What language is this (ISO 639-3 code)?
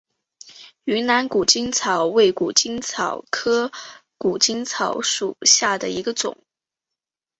zho